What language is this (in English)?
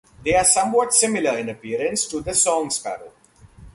English